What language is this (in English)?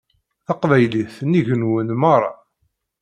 Kabyle